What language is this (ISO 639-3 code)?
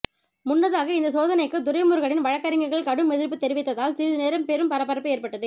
tam